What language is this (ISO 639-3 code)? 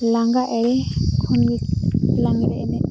sat